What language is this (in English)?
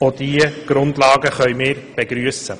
Swiss German